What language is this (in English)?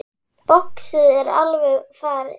Icelandic